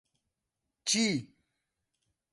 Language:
Central Kurdish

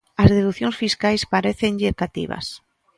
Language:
Galician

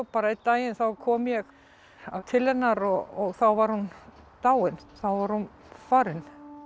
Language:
Icelandic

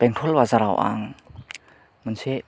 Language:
Bodo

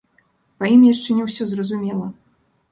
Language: Belarusian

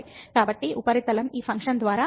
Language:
Telugu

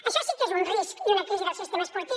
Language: Catalan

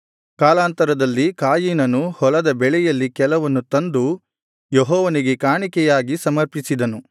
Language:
Kannada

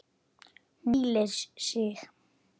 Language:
Icelandic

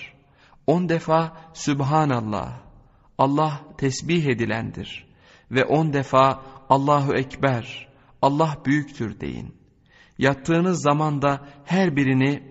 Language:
Turkish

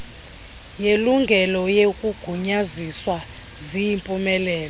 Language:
Xhosa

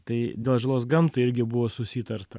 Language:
Lithuanian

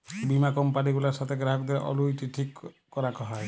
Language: Bangla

